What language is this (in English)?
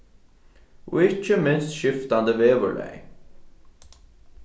Faroese